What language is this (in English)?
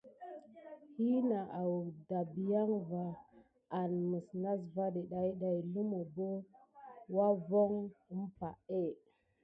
Gidar